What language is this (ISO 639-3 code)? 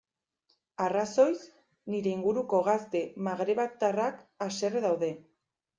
eus